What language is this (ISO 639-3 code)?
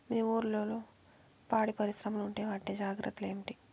tel